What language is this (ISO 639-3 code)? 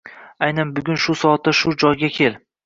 uzb